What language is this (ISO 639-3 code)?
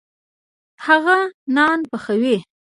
pus